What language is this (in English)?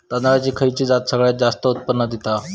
Marathi